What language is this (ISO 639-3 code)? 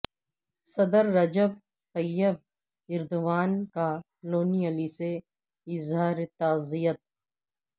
urd